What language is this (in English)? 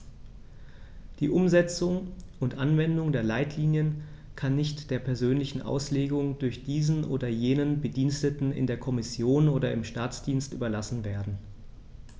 German